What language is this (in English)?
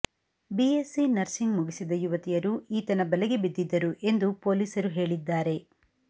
Kannada